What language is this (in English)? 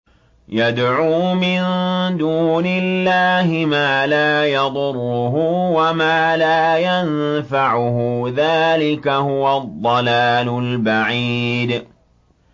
Arabic